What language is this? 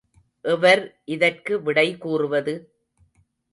Tamil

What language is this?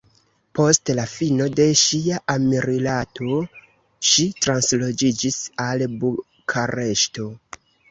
Esperanto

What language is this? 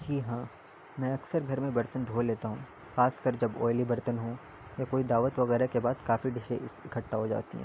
Urdu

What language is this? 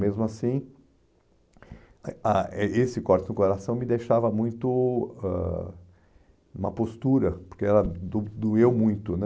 Portuguese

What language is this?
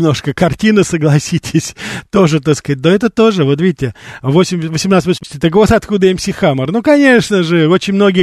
Russian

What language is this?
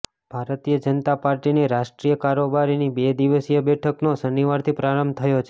Gujarati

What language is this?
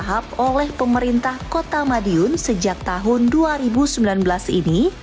Indonesian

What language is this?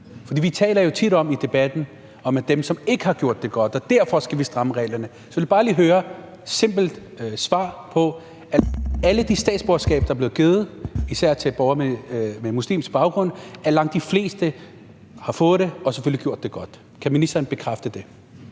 Danish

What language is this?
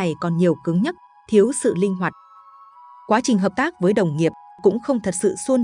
Vietnamese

